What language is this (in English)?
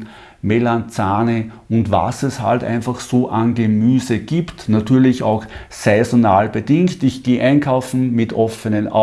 German